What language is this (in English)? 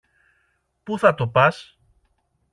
Greek